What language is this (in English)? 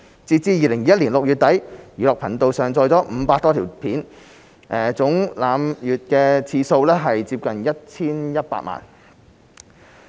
Cantonese